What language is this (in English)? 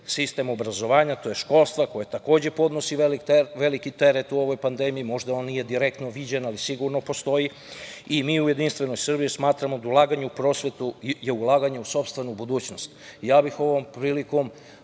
Serbian